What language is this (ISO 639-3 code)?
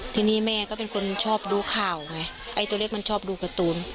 tha